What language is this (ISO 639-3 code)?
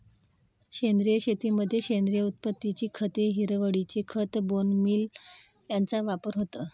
mar